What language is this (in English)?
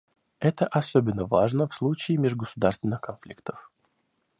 Russian